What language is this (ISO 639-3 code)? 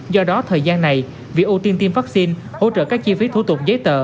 vie